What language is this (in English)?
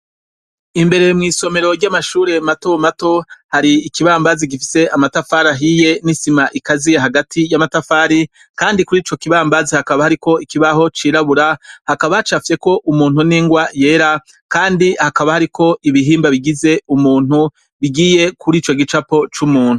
Rundi